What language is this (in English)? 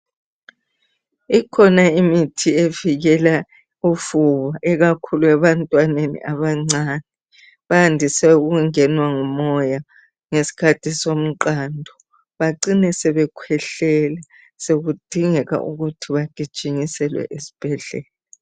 North Ndebele